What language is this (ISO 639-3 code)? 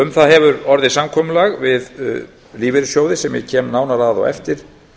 isl